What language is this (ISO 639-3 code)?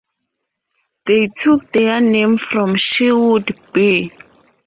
eng